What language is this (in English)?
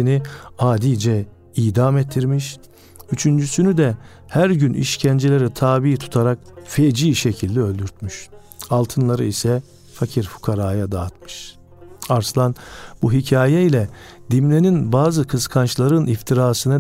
Turkish